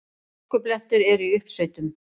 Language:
Icelandic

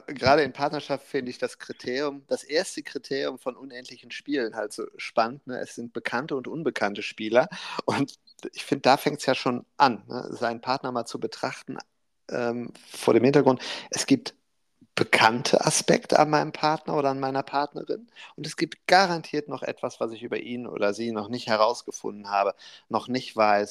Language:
German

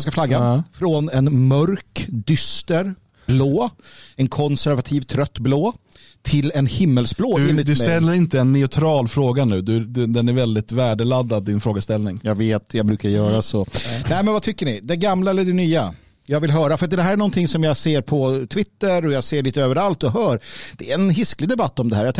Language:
Swedish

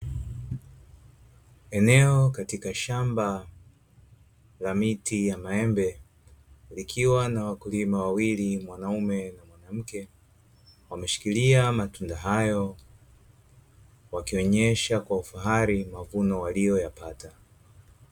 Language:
Swahili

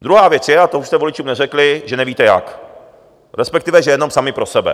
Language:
Czech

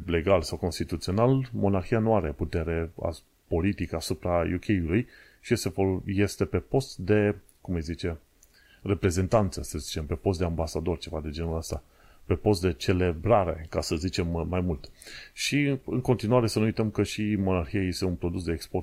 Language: Romanian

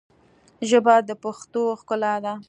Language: Pashto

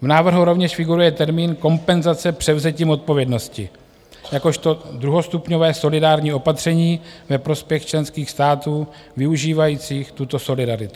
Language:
Czech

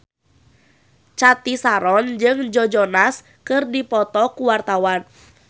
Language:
Sundanese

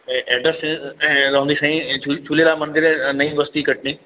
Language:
Sindhi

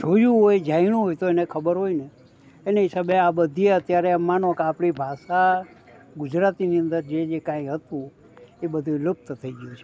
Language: Gujarati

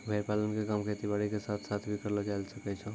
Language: Maithili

